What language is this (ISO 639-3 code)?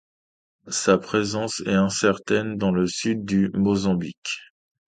fra